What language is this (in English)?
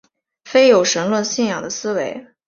Chinese